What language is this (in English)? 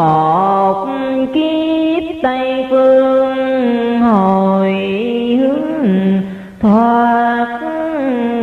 Vietnamese